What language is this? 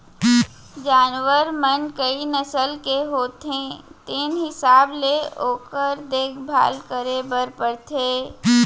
Chhattisgarhi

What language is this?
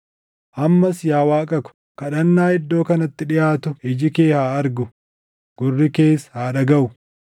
Oromo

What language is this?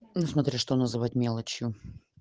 Russian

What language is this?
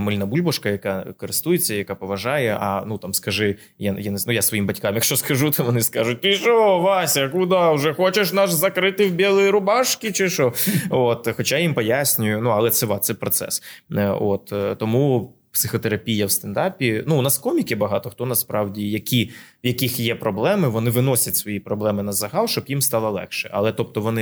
Ukrainian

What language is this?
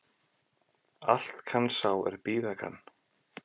Icelandic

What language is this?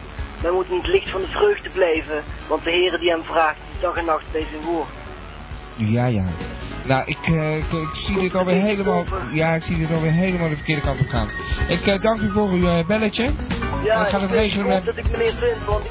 Dutch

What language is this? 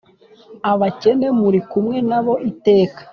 Kinyarwanda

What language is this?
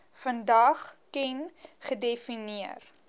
Afrikaans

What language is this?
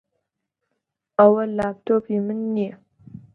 Central Kurdish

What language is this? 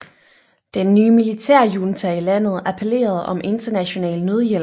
Danish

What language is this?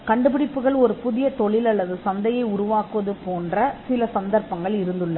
Tamil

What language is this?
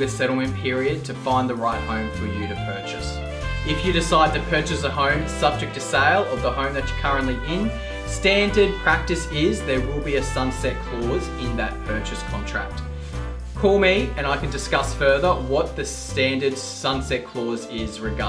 English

